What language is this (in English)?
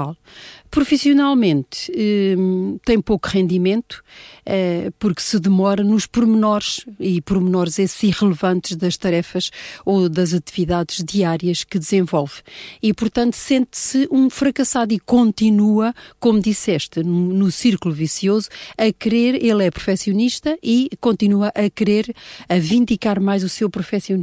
Portuguese